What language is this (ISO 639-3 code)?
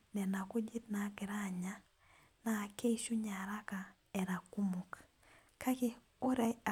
mas